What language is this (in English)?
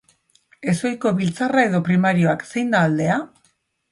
Basque